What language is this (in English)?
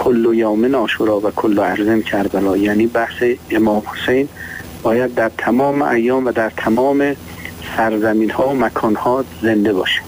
Persian